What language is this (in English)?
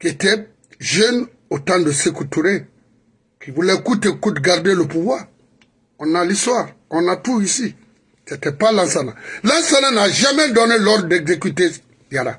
French